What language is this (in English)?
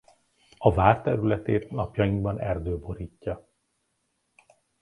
Hungarian